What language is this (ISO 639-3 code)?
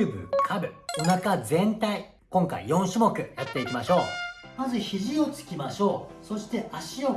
jpn